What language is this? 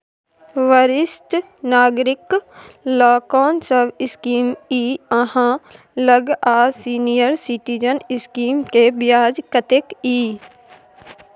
Maithili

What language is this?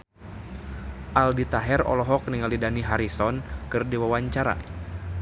Sundanese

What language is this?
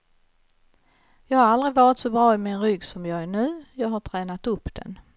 Swedish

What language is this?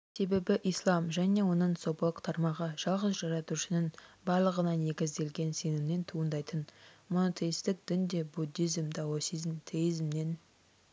Kazakh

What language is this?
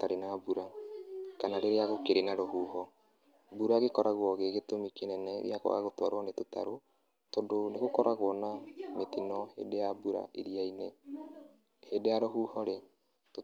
Kikuyu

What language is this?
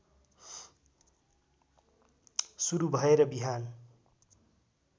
Nepali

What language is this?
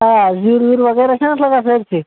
Kashmiri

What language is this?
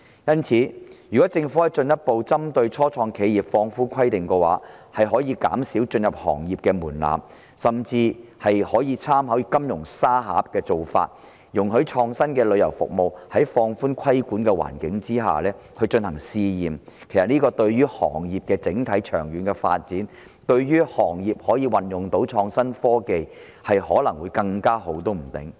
Cantonese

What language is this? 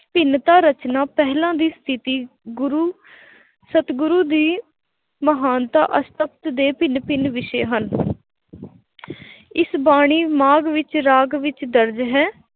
Punjabi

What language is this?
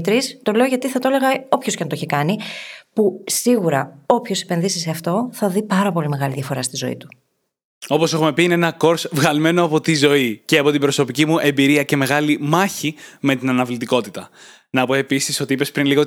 Greek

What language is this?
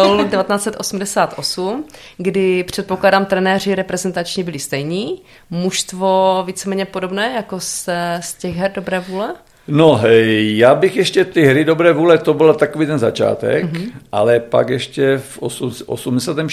Czech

